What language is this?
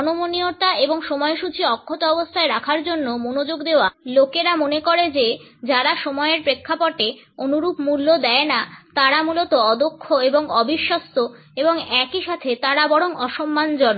Bangla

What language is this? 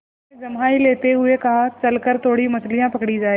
Hindi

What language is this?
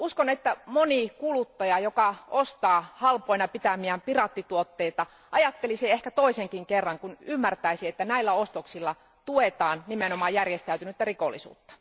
Finnish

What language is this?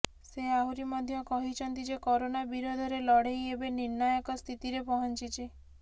Odia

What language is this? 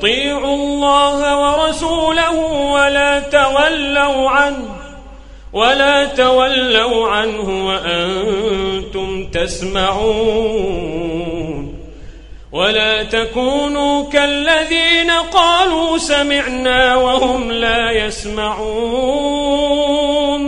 Arabic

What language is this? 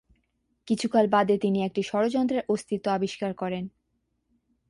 Bangla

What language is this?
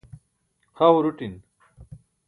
Burushaski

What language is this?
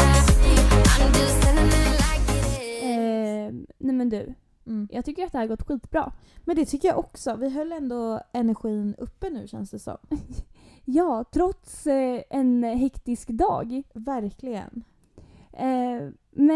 Swedish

